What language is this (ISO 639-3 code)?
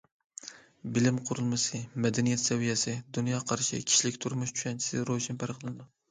uig